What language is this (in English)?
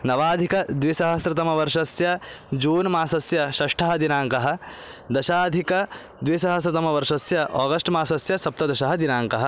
Sanskrit